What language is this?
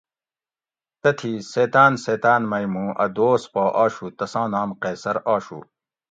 Gawri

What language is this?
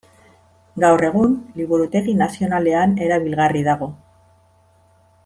Basque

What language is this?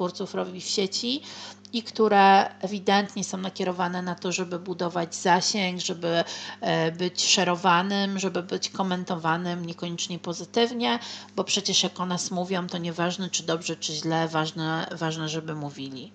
Polish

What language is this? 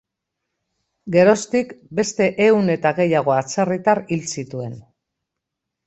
Basque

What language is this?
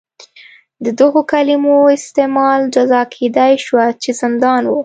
Pashto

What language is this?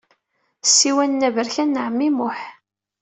Kabyle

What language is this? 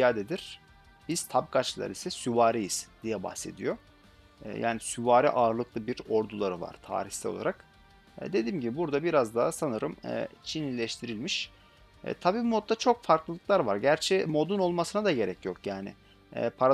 Turkish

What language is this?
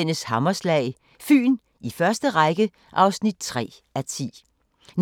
Danish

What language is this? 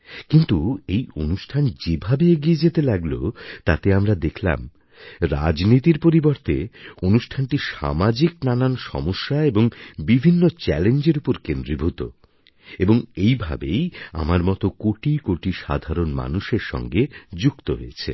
Bangla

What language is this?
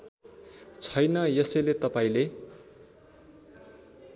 Nepali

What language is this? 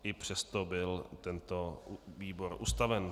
Czech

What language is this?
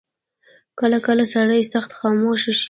Pashto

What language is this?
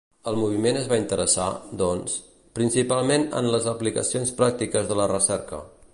Catalan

